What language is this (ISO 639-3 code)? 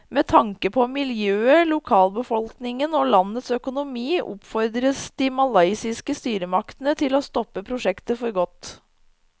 nor